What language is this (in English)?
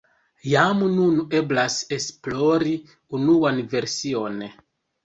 Esperanto